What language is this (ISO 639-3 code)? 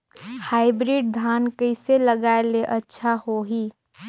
hne